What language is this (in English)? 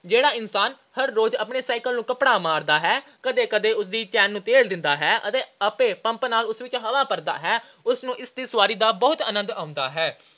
Punjabi